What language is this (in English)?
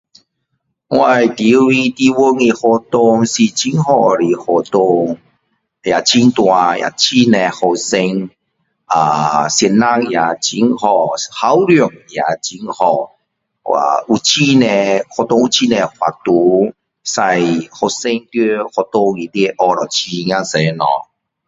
Min Dong Chinese